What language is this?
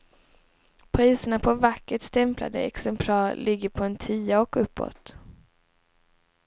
Swedish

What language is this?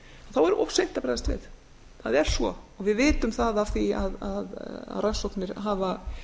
Icelandic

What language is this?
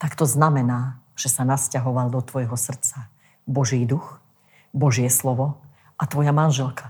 Slovak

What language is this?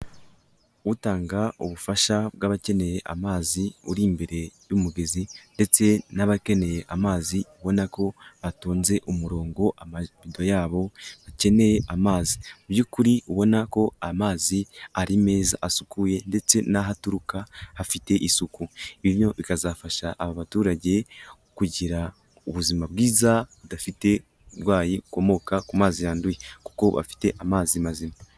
Kinyarwanda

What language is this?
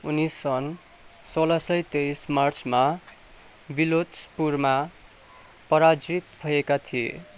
Nepali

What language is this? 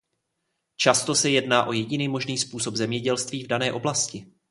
Czech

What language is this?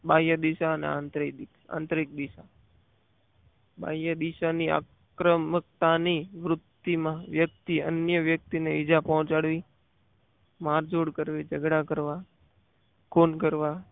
Gujarati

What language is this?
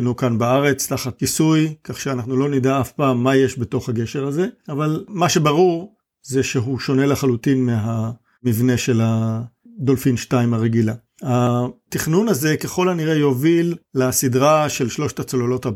Hebrew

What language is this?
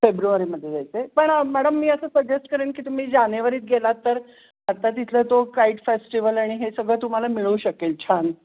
Marathi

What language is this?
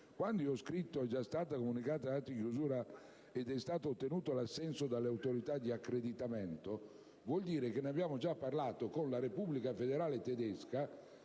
Italian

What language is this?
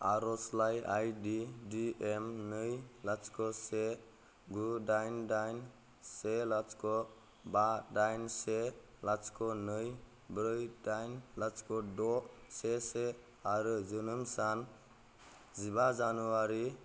Bodo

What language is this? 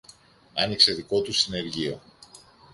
Greek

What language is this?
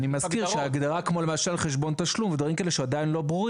Hebrew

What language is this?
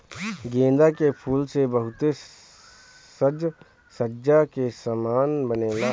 Bhojpuri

